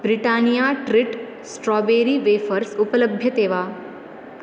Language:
Sanskrit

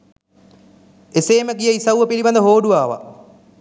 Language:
Sinhala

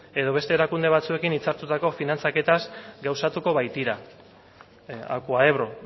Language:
Basque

